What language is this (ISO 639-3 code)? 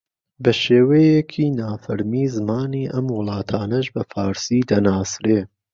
ckb